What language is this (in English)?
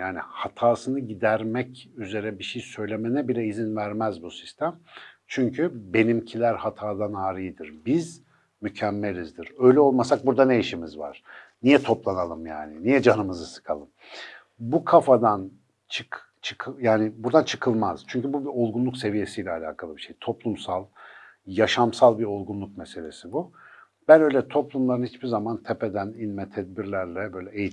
Turkish